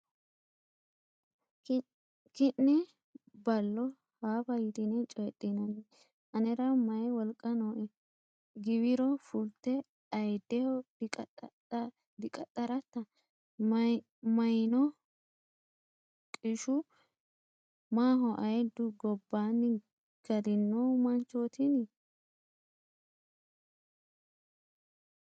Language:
Sidamo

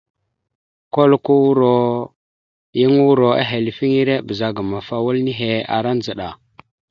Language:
Mada (Cameroon)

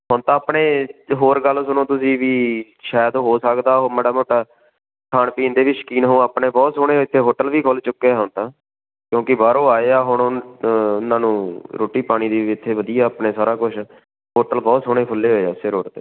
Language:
Punjabi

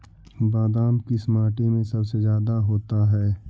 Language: Magahi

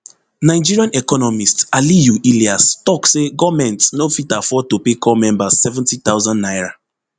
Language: Nigerian Pidgin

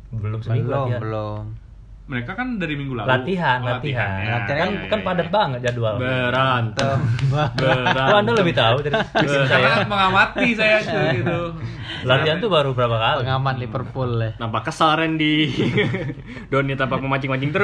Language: Indonesian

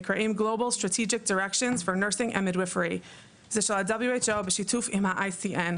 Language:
Hebrew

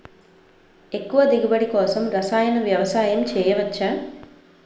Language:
Telugu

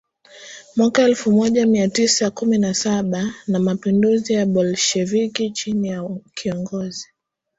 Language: Swahili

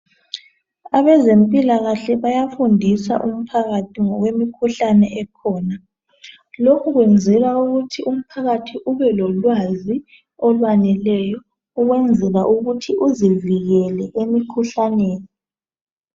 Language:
North Ndebele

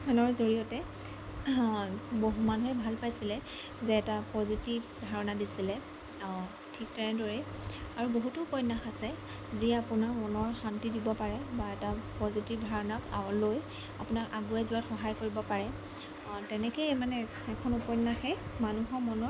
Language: Assamese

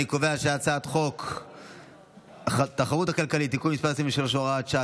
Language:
Hebrew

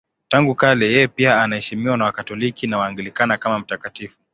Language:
Swahili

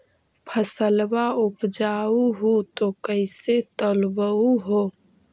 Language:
Magahi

